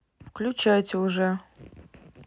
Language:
Russian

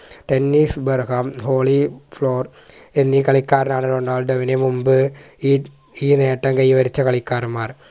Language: Malayalam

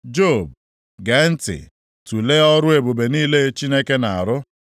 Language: Igbo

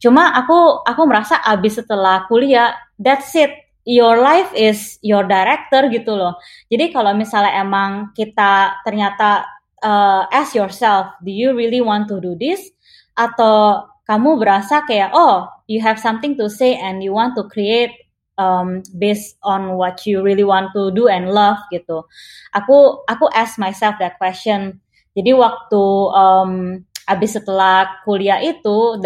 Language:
Indonesian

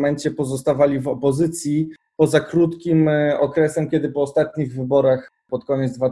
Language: Polish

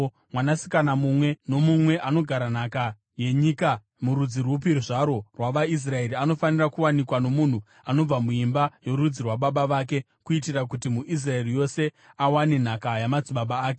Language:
Shona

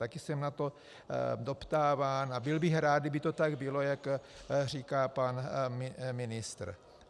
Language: Czech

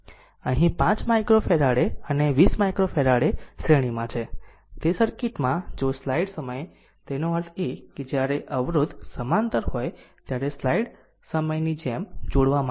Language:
Gujarati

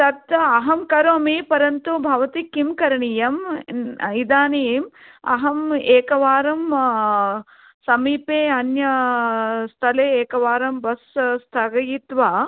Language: Sanskrit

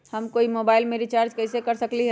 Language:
Magahi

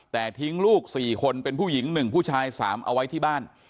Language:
Thai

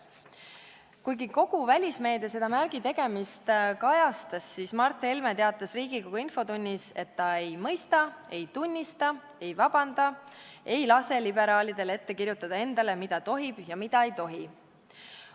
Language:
Estonian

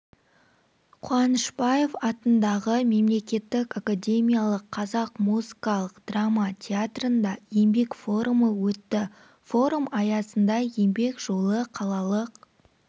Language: Kazakh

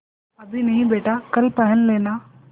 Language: Hindi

